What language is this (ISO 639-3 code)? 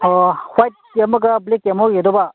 mni